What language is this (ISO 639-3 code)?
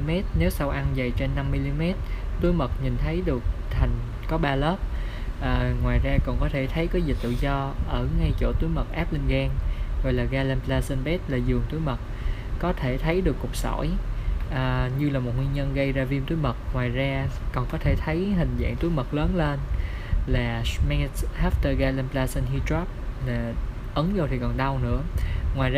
vie